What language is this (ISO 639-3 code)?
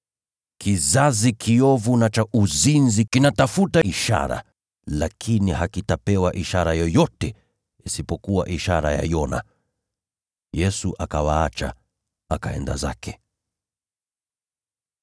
swa